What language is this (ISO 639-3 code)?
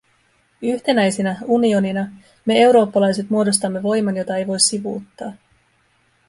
fin